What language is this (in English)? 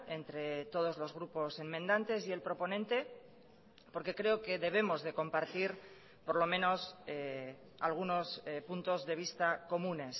Spanish